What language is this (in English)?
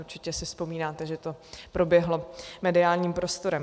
Czech